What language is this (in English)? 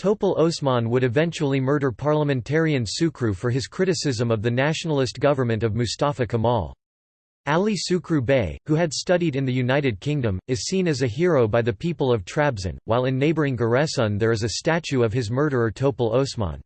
English